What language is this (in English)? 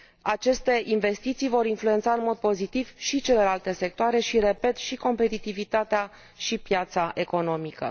Romanian